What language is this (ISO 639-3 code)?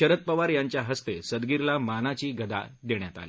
mar